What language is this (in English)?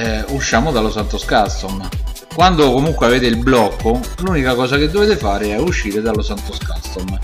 Italian